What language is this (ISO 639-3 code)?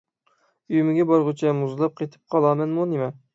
uig